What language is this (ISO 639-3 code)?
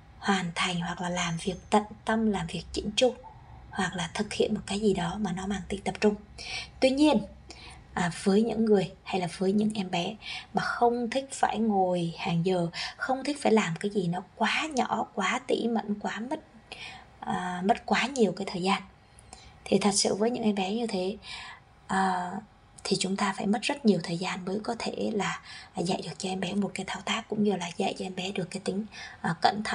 vie